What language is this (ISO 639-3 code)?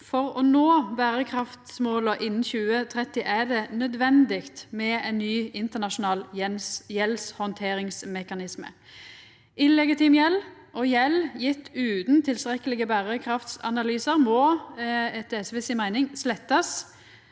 nor